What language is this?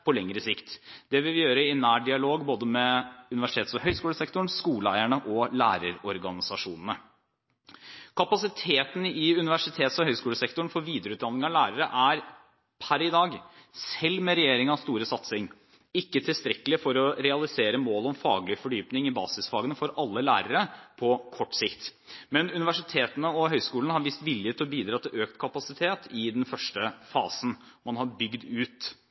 Norwegian Bokmål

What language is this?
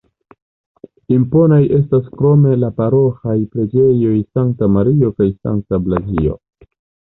Esperanto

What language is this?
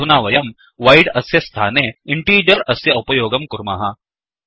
Sanskrit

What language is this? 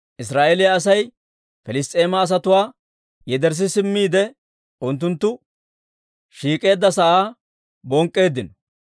Dawro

